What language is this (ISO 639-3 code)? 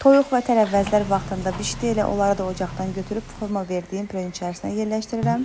tur